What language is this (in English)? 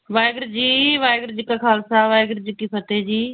Punjabi